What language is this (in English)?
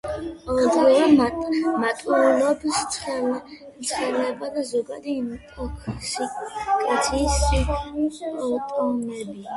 Georgian